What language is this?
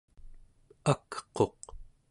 Central Yupik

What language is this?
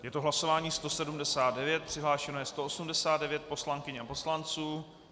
Czech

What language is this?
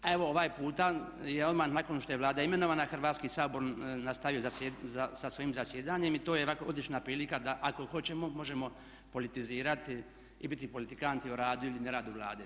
Croatian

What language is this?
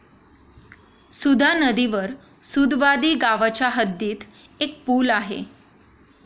Marathi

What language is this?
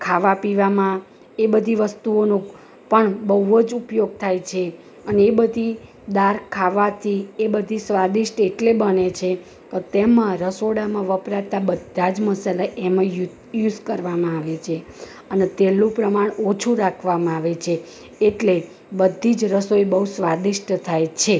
Gujarati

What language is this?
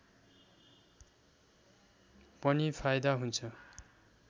Nepali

